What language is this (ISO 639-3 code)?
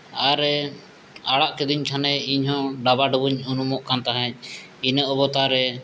sat